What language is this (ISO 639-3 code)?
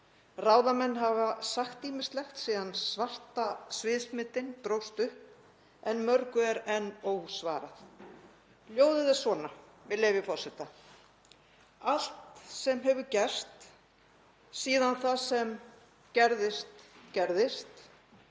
isl